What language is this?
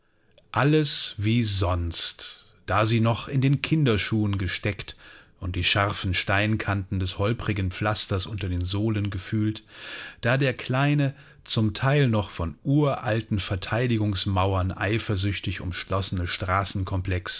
German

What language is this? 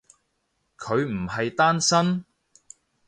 Cantonese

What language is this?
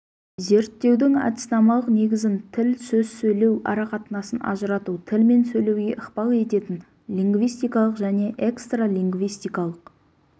Kazakh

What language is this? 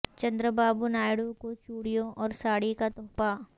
Urdu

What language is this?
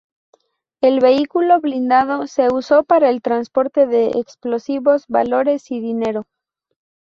Spanish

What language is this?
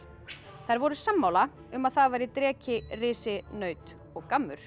Icelandic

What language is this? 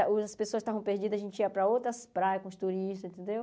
Portuguese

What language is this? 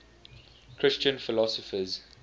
English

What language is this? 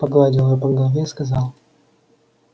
Russian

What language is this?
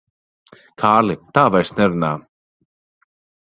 Latvian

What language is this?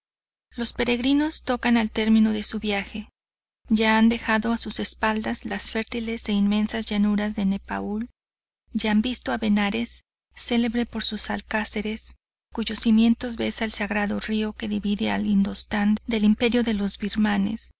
Spanish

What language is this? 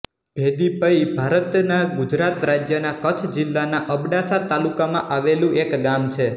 Gujarati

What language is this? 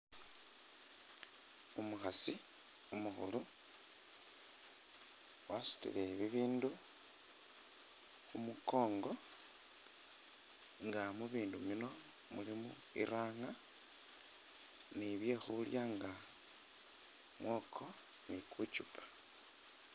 Masaaba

